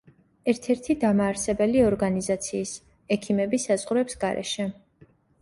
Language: Georgian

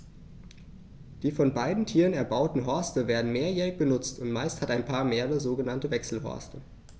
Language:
German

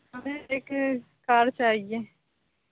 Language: Urdu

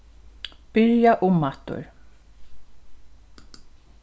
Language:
Faroese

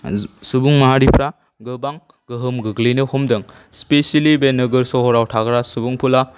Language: Bodo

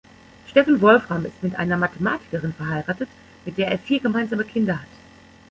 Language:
German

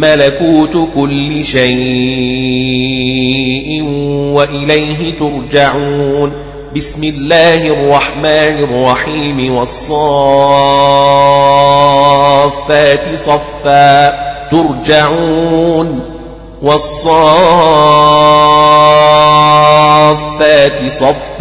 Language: Arabic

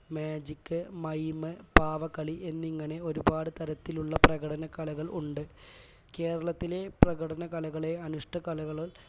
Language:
Malayalam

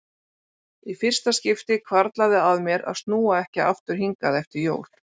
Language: Icelandic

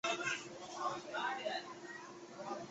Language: Chinese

